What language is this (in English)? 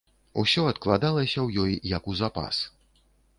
Belarusian